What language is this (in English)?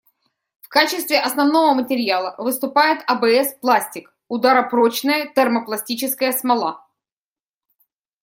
Russian